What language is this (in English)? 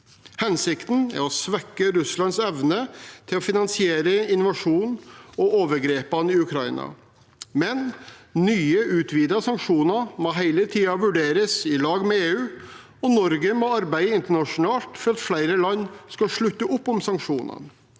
Norwegian